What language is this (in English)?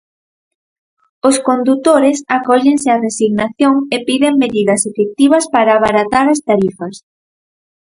Galician